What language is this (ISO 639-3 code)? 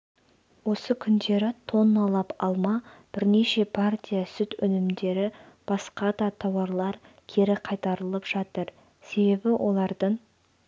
kaz